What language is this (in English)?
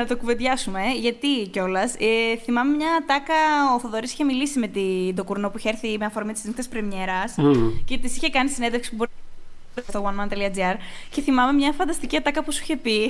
Greek